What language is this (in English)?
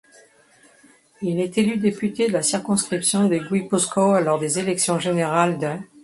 French